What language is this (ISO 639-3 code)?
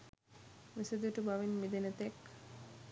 sin